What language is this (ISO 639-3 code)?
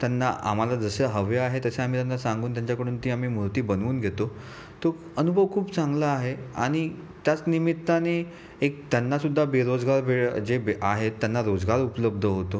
mar